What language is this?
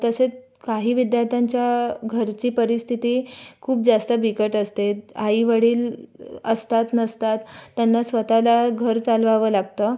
Marathi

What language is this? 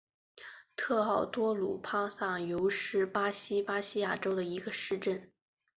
Chinese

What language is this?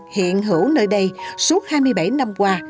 Vietnamese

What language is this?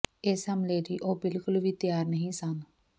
Punjabi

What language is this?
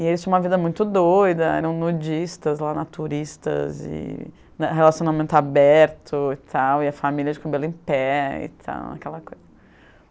Portuguese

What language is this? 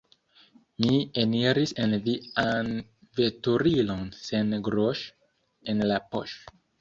Esperanto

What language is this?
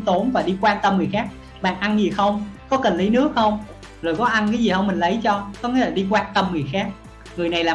Vietnamese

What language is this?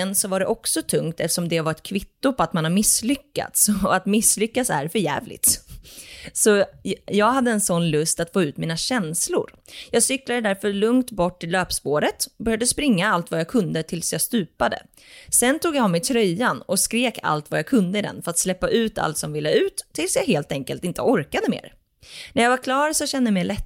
Swedish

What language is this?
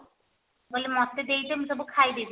Odia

